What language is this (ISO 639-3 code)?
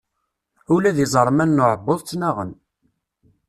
kab